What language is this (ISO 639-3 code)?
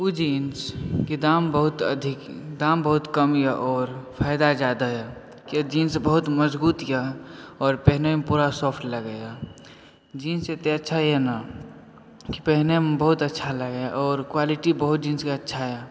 mai